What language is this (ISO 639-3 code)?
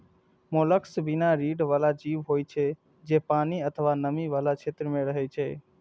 mai